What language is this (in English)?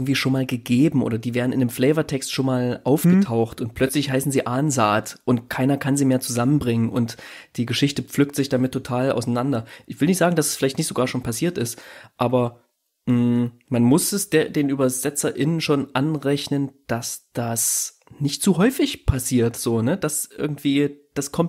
German